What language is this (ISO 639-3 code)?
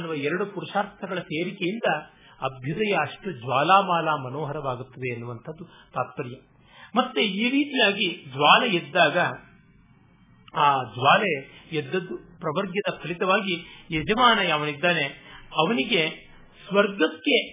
kan